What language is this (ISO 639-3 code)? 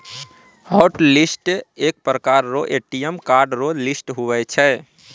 mai